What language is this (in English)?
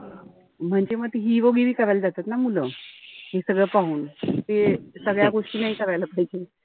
Marathi